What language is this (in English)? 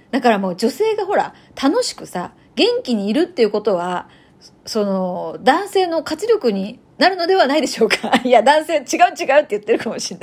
Japanese